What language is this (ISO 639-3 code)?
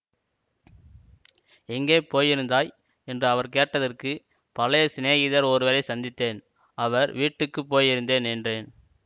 tam